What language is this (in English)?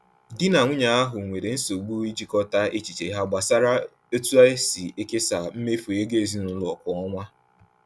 Igbo